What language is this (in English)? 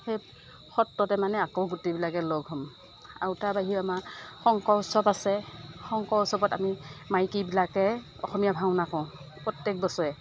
Assamese